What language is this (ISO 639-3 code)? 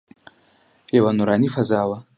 pus